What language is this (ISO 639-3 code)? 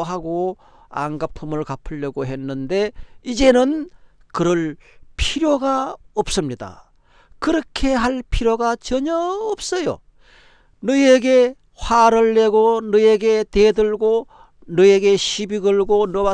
kor